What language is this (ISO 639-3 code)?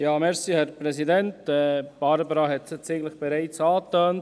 gsw